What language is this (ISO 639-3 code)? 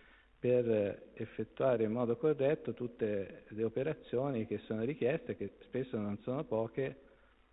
ita